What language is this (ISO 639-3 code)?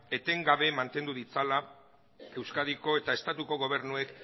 eus